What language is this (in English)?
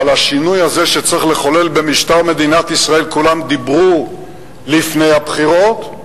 Hebrew